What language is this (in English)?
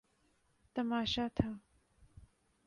Urdu